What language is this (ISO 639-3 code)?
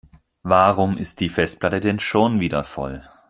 deu